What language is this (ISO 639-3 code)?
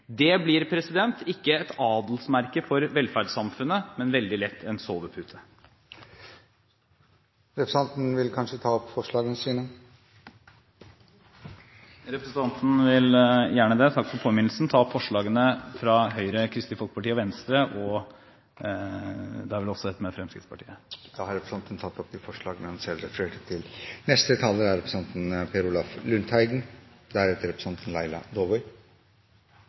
nor